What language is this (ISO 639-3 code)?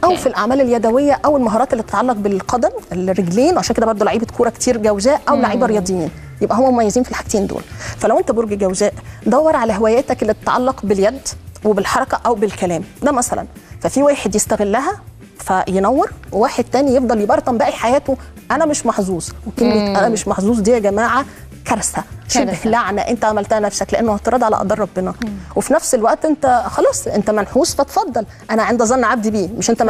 ara